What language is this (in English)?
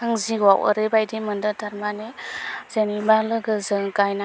Bodo